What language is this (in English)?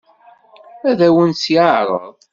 Kabyle